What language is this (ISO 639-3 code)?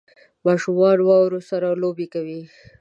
pus